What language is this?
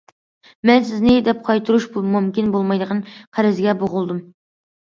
Uyghur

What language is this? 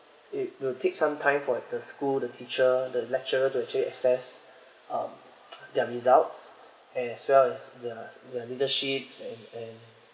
English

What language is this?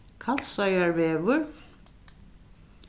Faroese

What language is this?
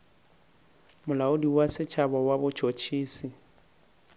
Northern Sotho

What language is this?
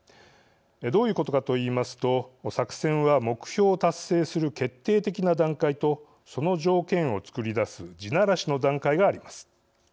Japanese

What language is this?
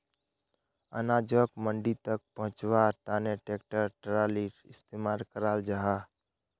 Magahi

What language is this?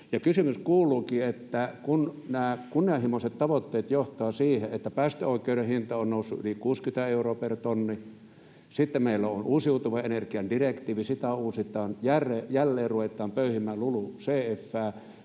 Finnish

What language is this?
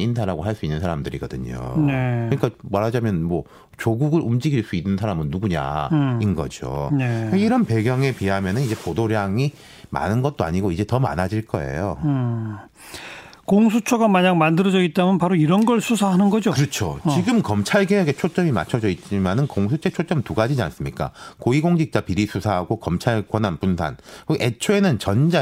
Korean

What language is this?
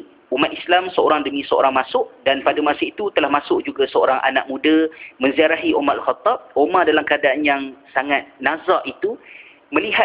Malay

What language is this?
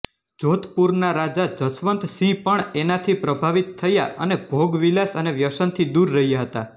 Gujarati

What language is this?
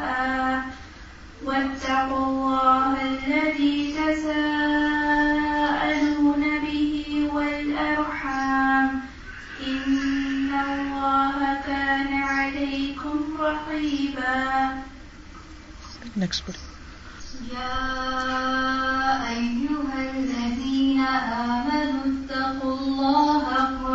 Urdu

